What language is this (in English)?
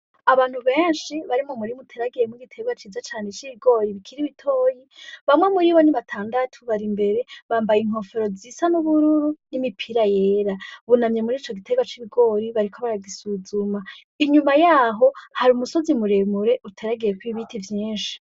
Rundi